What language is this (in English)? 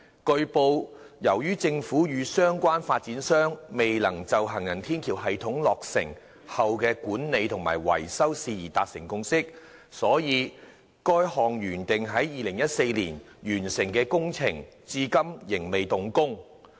Cantonese